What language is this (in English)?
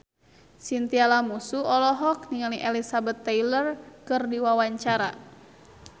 Sundanese